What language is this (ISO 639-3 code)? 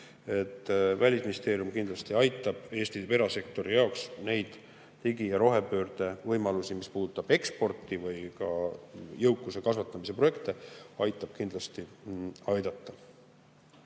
est